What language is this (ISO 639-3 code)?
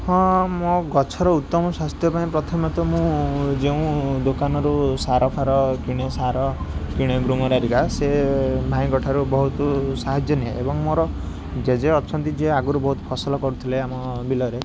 ori